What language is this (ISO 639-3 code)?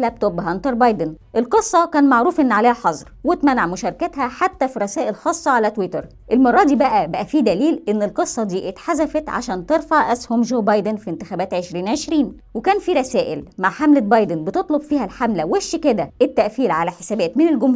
ara